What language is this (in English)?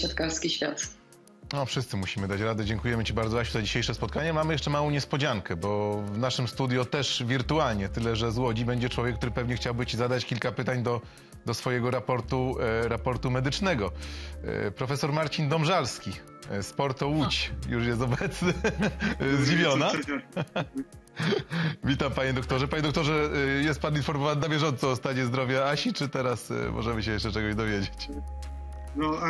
Polish